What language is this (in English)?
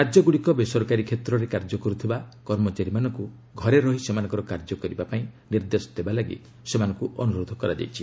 Odia